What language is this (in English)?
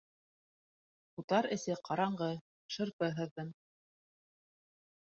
Bashkir